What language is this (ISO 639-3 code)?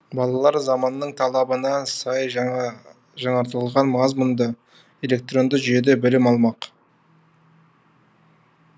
kaz